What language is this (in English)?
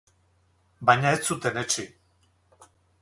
Basque